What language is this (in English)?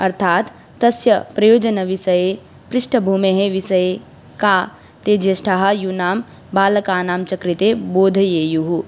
Sanskrit